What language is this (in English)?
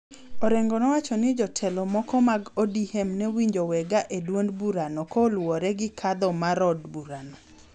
Luo (Kenya and Tanzania)